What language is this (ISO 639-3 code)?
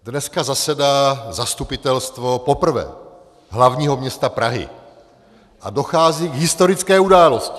ces